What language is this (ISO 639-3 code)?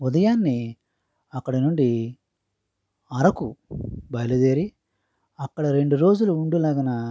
tel